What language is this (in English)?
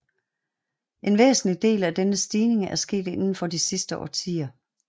Danish